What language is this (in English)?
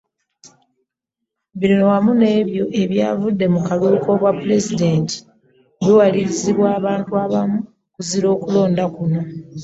Ganda